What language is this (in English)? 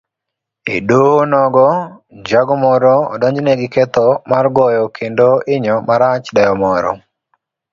Luo (Kenya and Tanzania)